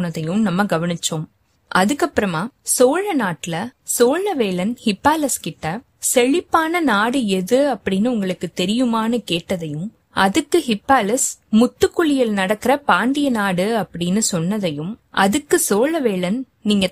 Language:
Tamil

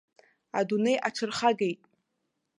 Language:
Abkhazian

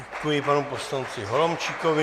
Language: Czech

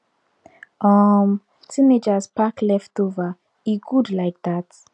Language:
Nigerian Pidgin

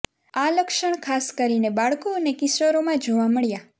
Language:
Gujarati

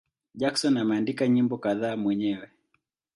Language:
Swahili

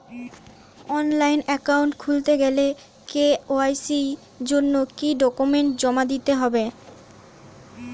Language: Bangla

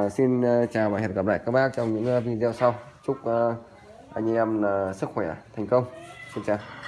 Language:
Vietnamese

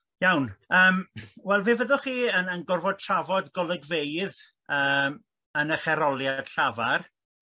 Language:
Welsh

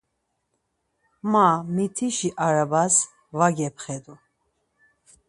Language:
Laz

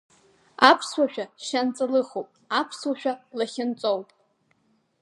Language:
Abkhazian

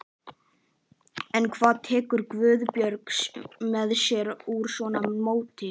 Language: Icelandic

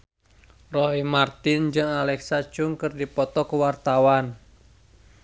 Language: Sundanese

